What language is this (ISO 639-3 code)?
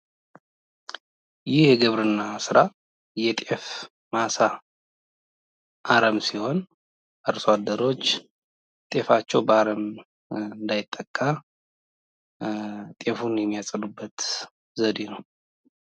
amh